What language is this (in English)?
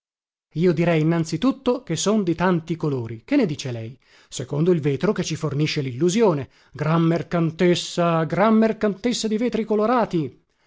Italian